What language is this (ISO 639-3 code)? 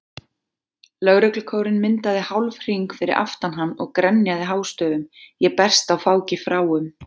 isl